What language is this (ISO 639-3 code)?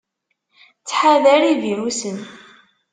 kab